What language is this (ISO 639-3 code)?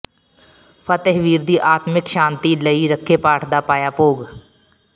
pan